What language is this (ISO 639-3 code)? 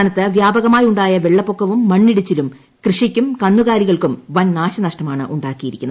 mal